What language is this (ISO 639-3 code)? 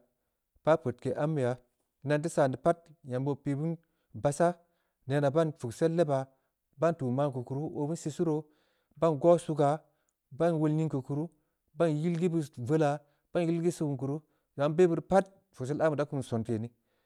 ndi